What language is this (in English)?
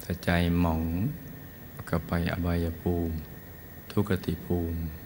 Thai